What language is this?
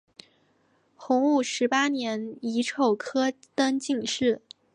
Chinese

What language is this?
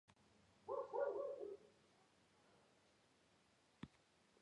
Georgian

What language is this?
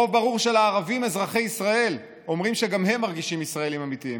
Hebrew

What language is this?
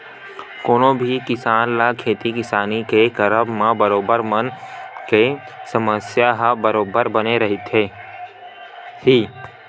Chhattisgarhi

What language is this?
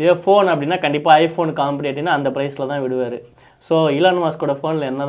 Tamil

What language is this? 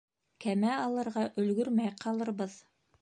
Bashkir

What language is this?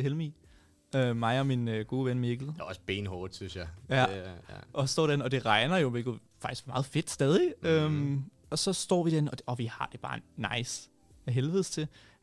Danish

